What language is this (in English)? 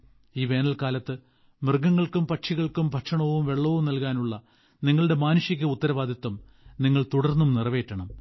Malayalam